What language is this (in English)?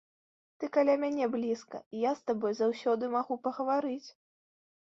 Belarusian